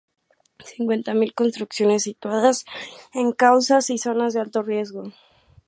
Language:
Spanish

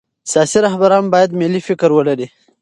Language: Pashto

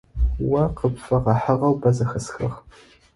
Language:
Adyghe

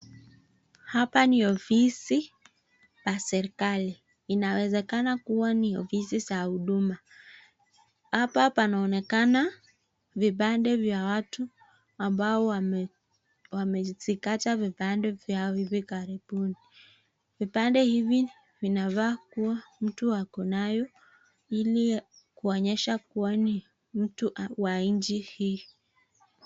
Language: Swahili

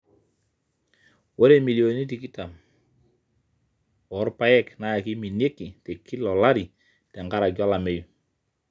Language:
Masai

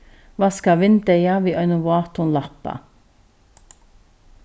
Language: Faroese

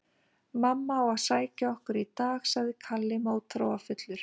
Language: Icelandic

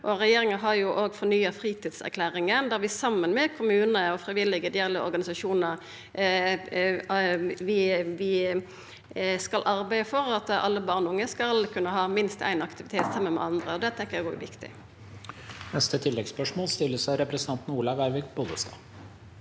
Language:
Norwegian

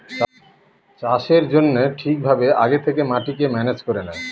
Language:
Bangla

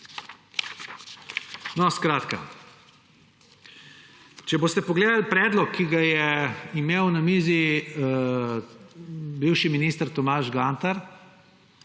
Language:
Slovenian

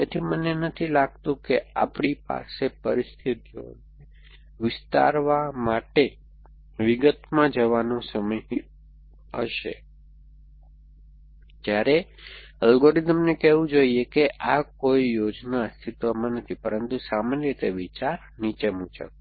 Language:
Gujarati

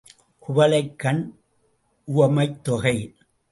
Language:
Tamil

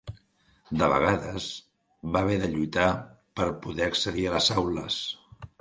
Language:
Catalan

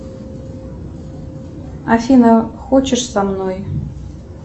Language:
Russian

